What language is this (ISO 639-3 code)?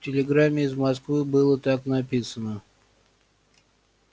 rus